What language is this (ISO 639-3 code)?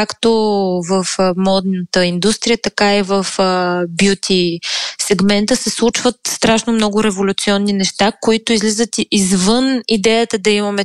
bul